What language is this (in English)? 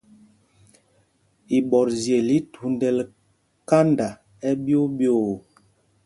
Mpumpong